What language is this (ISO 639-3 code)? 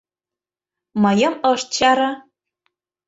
chm